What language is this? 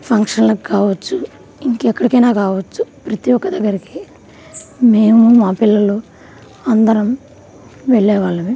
Telugu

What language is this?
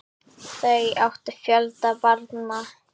Icelandic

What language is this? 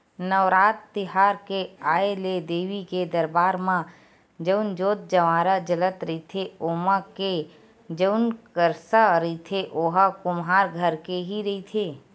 Chhattisgarhi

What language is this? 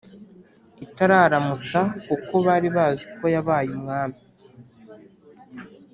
Kinyarwanda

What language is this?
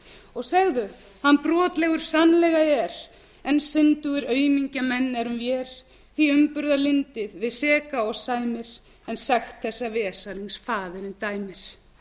Icelandic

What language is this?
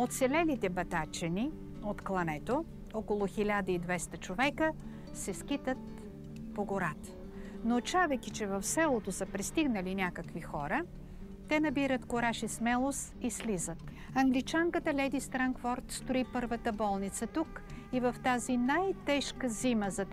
Bulgarian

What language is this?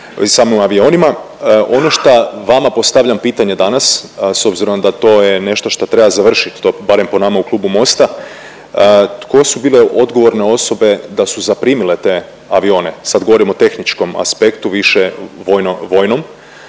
Croatian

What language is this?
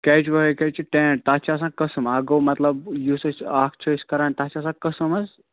Kashmiri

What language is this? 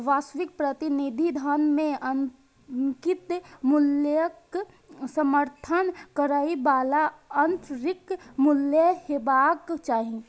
Maithili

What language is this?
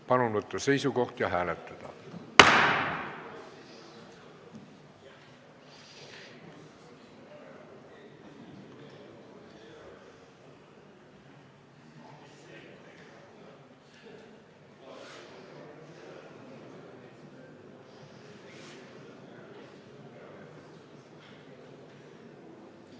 Estonian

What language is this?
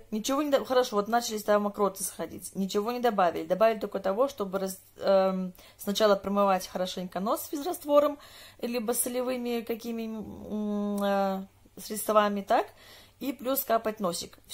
Russian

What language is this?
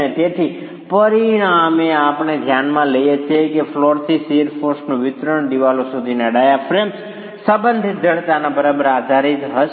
Gujarati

